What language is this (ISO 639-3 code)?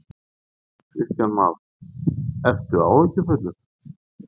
isl